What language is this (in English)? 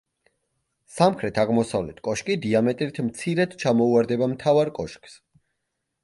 Georgian